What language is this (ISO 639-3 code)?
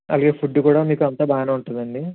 tel